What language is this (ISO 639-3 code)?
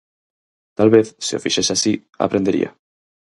glg